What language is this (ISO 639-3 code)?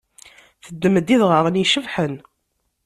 kab